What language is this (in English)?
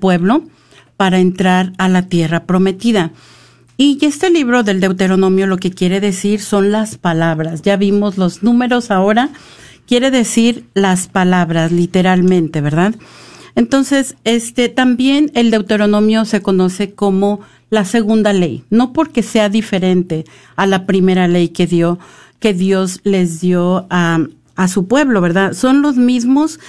Spanish